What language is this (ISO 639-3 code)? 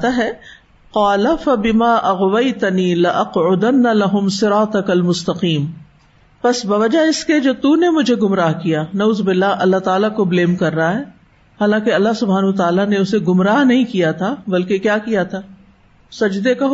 urd